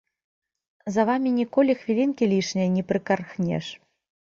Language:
Belarusian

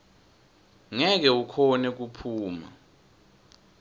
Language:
Swati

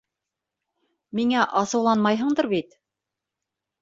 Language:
Bashkir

